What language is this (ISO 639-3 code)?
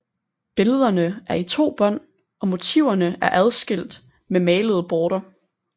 dan